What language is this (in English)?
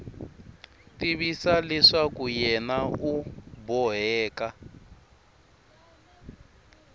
Tsonga